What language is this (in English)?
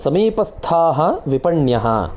Sanskrit